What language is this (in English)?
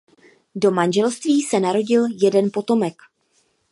Czech